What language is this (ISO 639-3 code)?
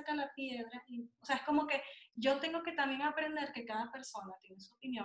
spa